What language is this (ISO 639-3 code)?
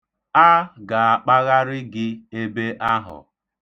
ibo